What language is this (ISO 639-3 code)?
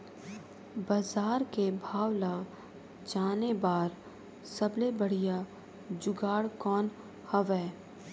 hne